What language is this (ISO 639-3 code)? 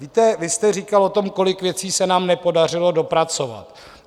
ces